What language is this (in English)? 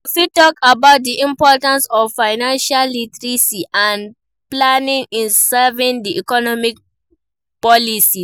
Nigerian Pidgin